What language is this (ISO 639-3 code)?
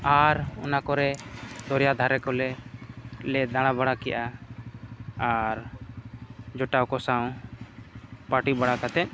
sat